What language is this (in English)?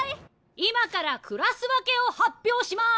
Japanese